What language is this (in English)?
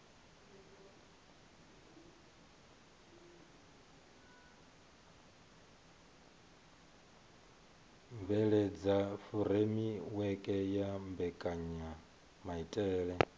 Venda